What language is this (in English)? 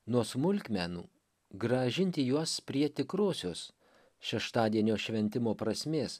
Lithuanian